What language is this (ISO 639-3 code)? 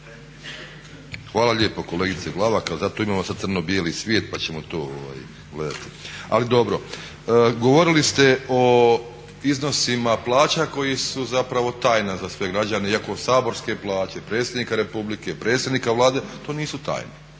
hrv